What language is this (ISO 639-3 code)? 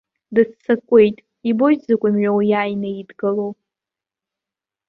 abk